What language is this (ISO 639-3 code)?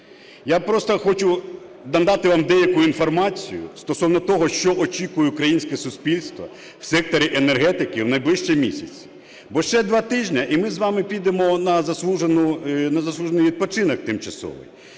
ukr